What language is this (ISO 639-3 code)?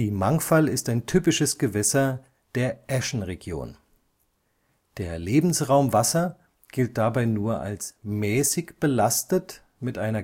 deu